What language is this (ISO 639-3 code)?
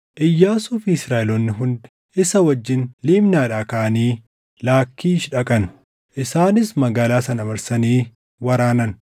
orm